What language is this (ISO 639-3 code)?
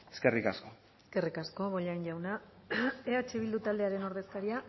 eus